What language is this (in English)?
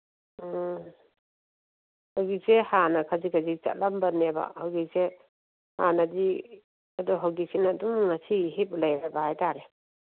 Manipuri